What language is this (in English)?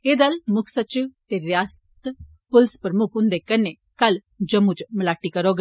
Dogri